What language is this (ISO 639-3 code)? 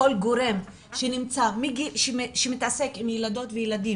heb